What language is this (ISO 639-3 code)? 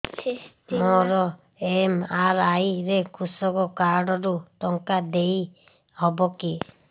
ori